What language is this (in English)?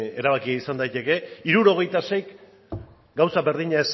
Basque